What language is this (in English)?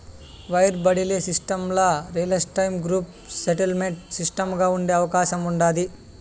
Telugu